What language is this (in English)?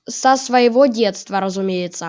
Russian